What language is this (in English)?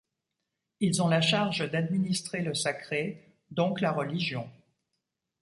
French